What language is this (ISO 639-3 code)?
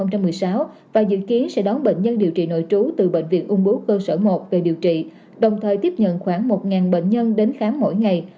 vie